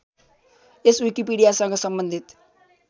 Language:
Nepali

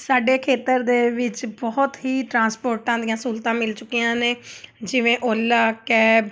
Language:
Punjabi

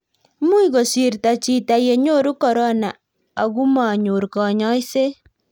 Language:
Kalenjin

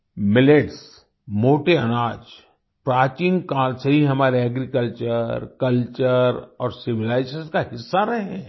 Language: Hindi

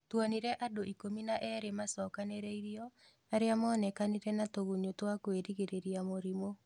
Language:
Kikuyu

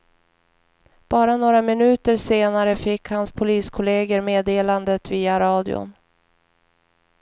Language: Swedish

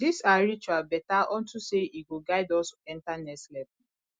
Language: Nigerian Pidgin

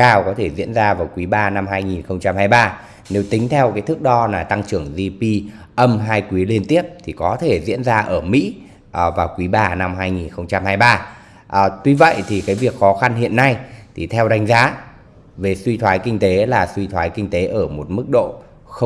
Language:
Vietnamese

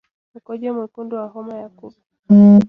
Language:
Swahili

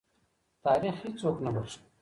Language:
Pashto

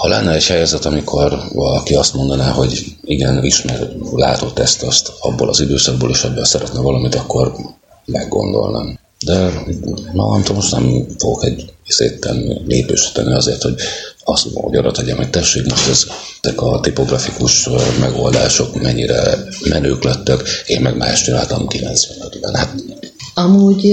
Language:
Hungarian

